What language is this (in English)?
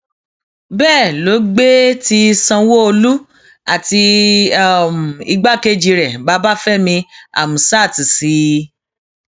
Yoruba